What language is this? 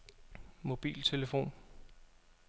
Danish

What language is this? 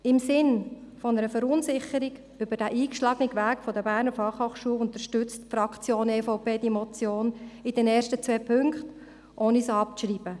Swiss German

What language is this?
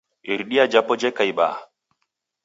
Taita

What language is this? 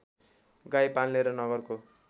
Nepali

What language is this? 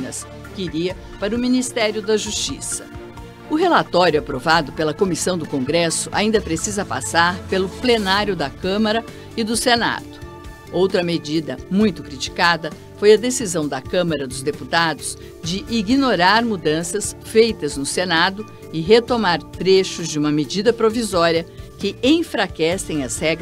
Portuguese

